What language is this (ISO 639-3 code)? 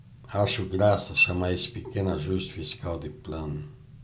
por